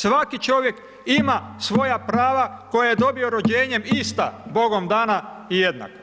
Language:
Croatian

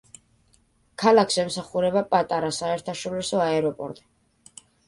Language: Georgian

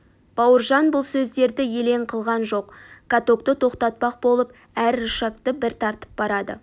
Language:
Kazakh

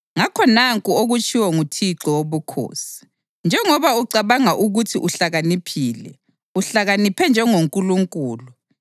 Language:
North Ndebele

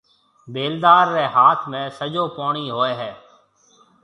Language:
Marwari (Pakistan)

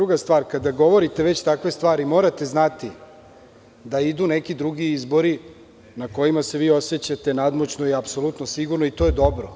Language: Serbian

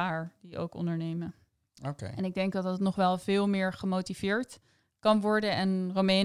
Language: Dutch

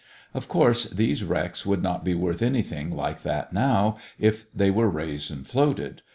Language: English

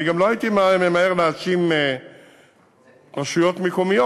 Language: Hebrew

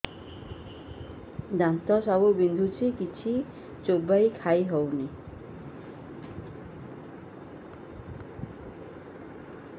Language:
Odia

